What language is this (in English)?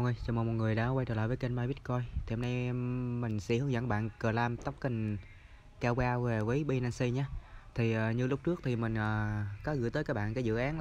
Vietnamese